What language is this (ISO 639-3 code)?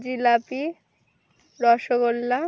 ben